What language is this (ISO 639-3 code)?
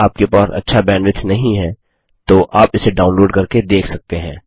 hin